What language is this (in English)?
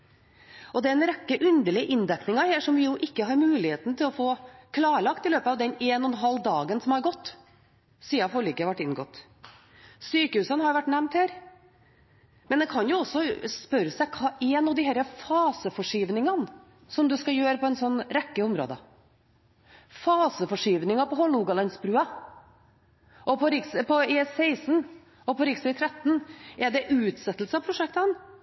Norwegian Bokmål